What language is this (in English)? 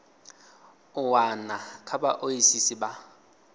Venda